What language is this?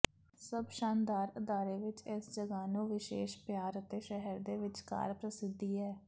Punjabi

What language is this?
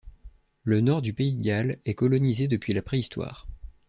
French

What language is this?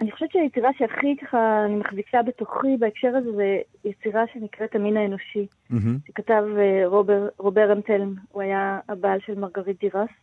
Hebrew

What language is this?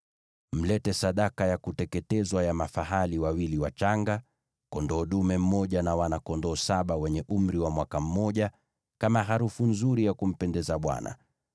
Swahili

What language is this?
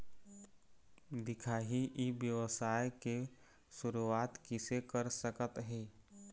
Chhattisgarhi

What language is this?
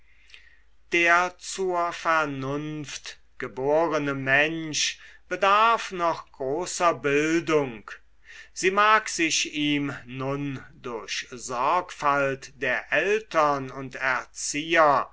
German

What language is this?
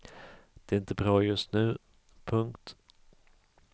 Swedish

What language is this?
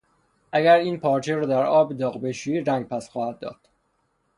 Persian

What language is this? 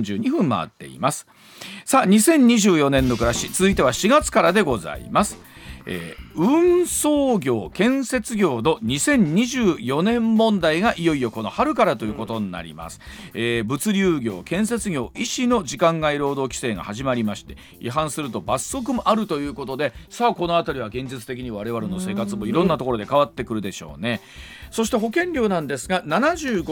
Japanese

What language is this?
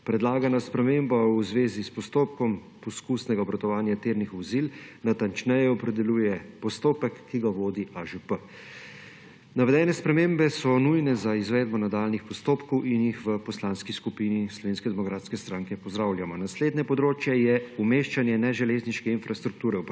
Slovenian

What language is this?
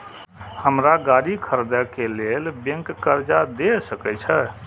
Maithili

